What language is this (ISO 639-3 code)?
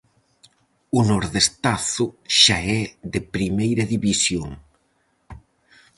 glg